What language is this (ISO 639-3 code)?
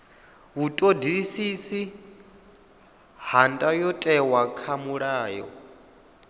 ven